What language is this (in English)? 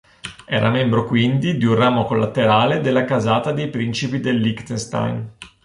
Italian